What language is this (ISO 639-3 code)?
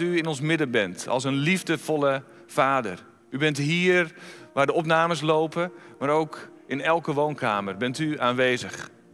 nld